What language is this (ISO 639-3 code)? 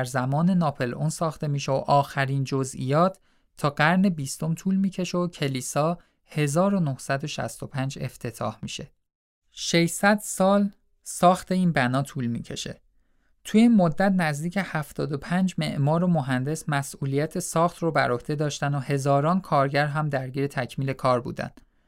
fas